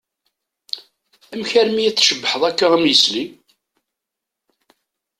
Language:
Kabyle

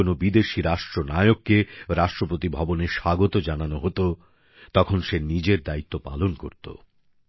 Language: Bangla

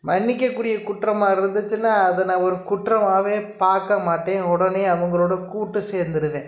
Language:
Tamil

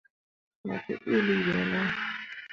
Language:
Mundang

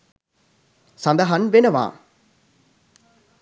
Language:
Sinhala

